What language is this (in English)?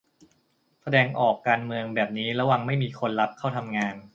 Thai